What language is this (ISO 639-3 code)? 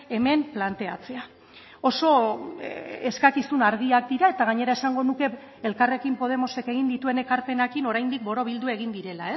eus